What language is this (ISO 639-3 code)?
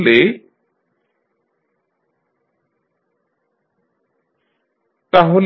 ben